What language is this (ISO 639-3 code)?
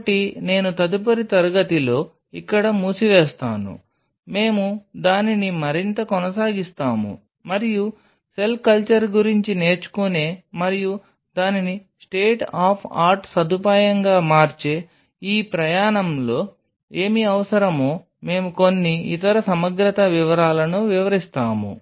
tel